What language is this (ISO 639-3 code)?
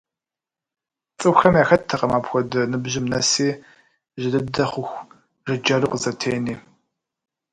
kbd